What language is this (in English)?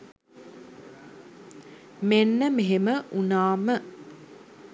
Sinhala